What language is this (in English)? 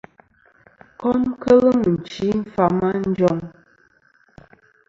Kom